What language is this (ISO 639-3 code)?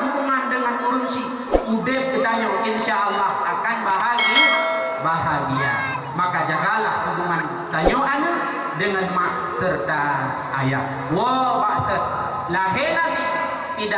msa